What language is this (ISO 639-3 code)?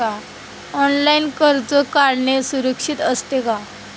mar